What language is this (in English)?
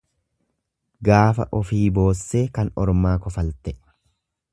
Oromo